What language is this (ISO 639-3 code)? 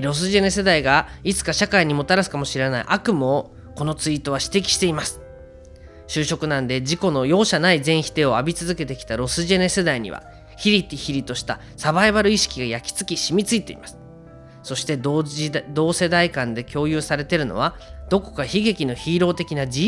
jpn